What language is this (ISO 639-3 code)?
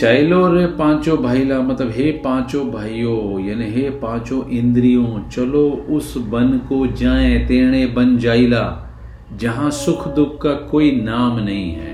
hin